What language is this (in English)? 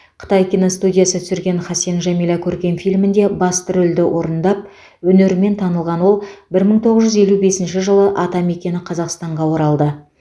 Kazakh